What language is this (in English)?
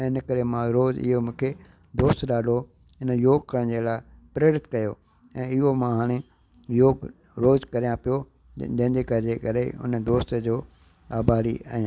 Sindhi